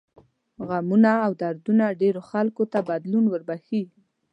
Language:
Pashto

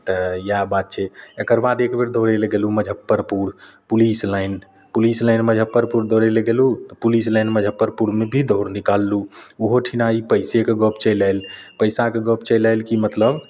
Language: Maithili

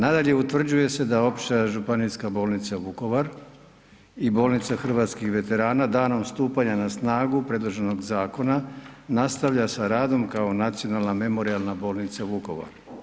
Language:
Croatian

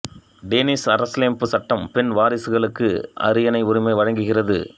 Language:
Tamil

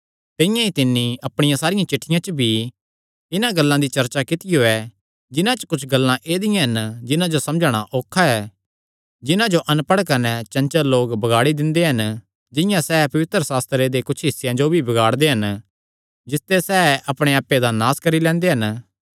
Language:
Kangri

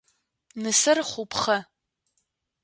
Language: Adyghe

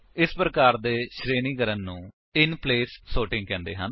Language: Punjabi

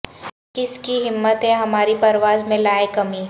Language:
Urdu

